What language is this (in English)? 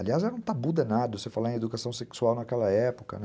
Portuguese